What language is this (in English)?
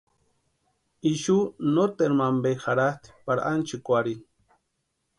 Western Highland Purepecha